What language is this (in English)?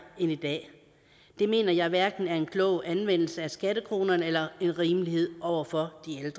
Danish